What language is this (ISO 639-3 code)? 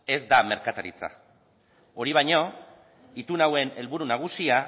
eus